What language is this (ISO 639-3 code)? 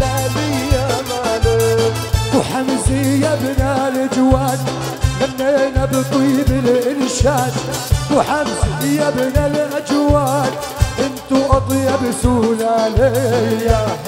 ara